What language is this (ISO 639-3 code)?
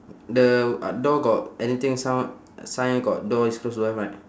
eng